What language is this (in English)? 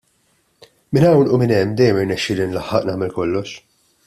Maltese